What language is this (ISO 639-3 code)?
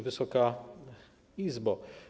pol